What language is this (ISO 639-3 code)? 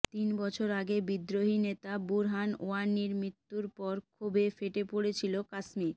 ben